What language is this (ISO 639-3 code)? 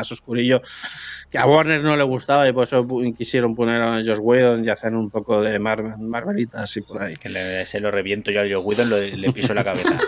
spa